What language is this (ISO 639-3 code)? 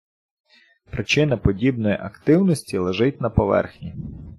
ukr